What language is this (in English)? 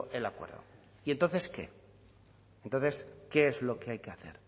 Spanish